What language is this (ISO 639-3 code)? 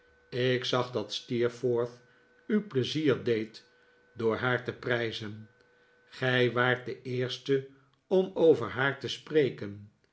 nld